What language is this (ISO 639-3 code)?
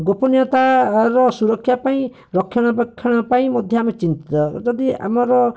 ori